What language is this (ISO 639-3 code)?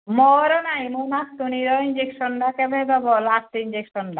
ori